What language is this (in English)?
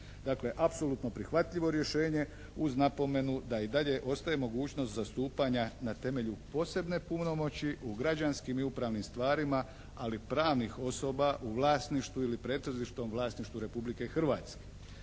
Croatian